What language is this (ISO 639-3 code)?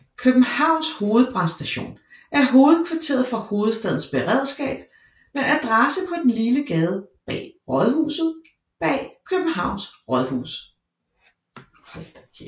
dan